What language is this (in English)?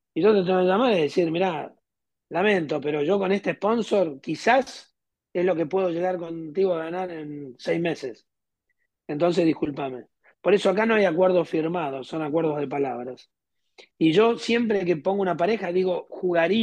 Spanish